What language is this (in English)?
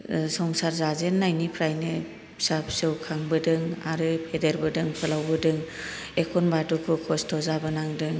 Bodo